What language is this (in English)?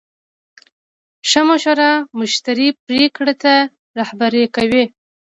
Pashto